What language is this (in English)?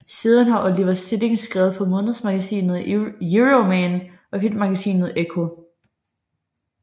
Danish